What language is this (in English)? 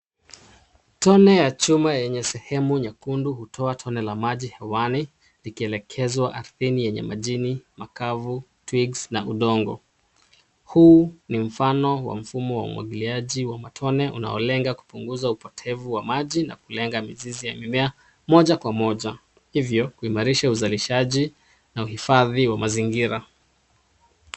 Swahili